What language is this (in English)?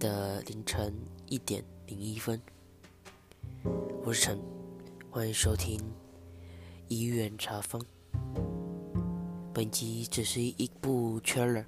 Chinese